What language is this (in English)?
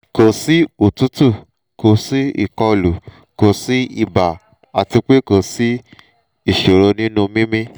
Yoruba